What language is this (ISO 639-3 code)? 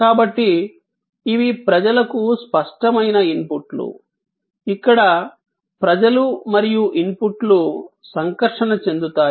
tel